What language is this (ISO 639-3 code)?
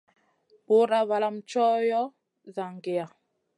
mcn